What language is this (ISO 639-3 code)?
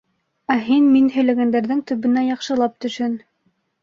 bak